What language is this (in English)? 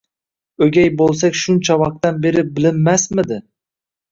Uzbek